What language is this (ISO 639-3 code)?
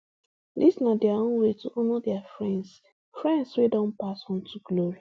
pcm